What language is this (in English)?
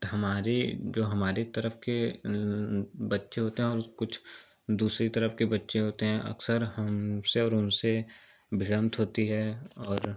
Hindi